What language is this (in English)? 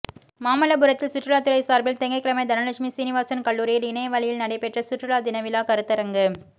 Tamil